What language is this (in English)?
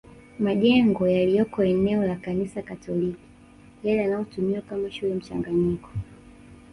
Swahili